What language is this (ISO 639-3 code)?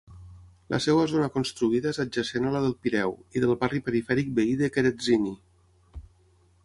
cat